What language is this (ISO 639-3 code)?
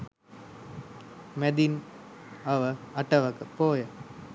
sin